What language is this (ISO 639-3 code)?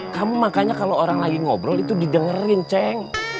ind